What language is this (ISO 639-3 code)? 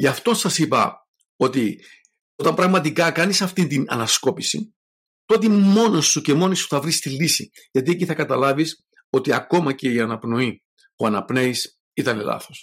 ell